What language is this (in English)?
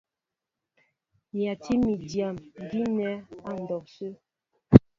Mbo (Cameroon)